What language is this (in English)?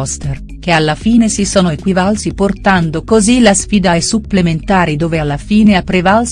Italian